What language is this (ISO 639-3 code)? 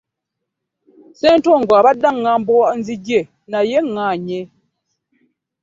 lug